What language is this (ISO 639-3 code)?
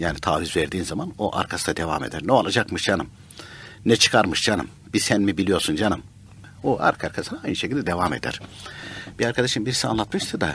tur